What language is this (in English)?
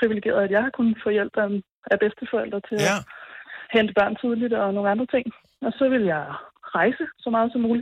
Danish